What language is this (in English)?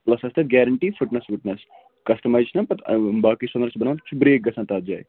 Kashmiri